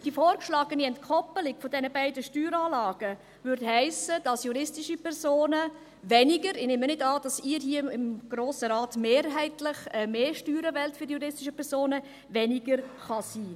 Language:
Swiss German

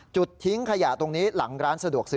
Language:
Thai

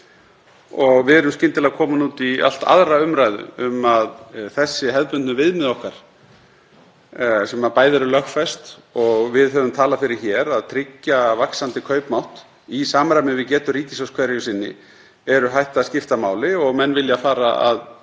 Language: Icelandic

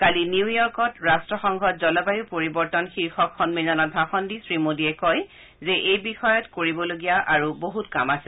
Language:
Assamese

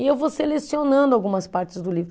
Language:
Portuguese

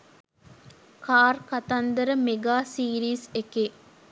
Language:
Sinhala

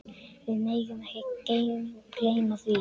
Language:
Icelandic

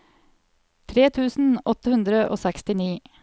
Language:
Norwegian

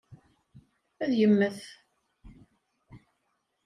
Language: Kabyle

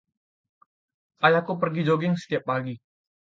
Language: Indonesian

